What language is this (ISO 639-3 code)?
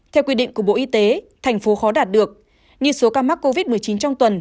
vie